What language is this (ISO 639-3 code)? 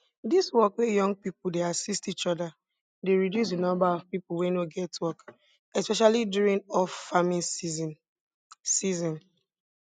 pcm